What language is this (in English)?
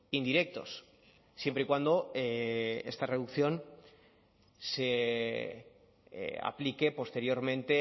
Spanish